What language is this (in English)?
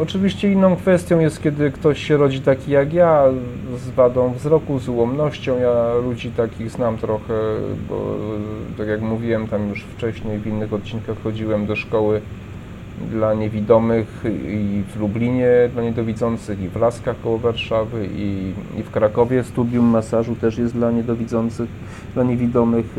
Polish